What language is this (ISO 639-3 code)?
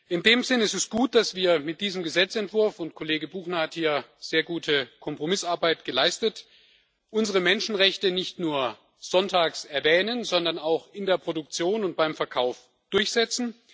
deu